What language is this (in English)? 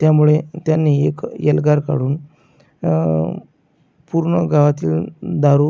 Marathi